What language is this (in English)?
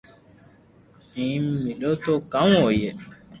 Loarki